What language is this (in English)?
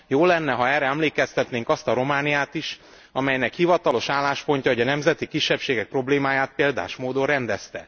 Hungarian